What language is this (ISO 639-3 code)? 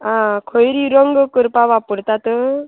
kok